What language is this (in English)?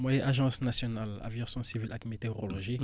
Wolof